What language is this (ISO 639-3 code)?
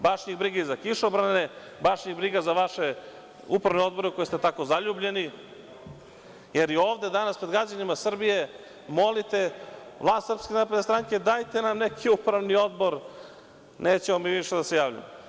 srp